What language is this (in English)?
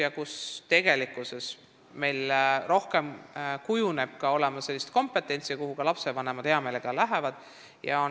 Estonian